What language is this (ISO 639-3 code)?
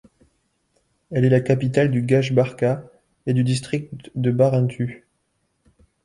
fra